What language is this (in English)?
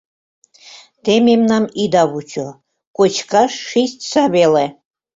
Mari